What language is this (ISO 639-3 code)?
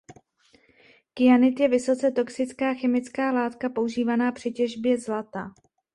ces